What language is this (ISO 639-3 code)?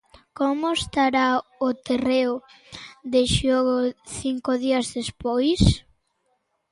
glg